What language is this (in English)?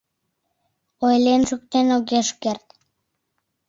Mari